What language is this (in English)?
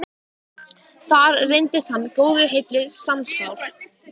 Icelandic